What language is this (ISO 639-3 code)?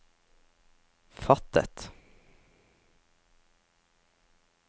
nor